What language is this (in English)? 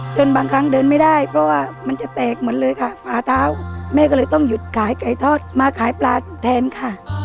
Thai